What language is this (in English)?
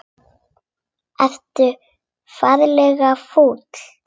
Icelandic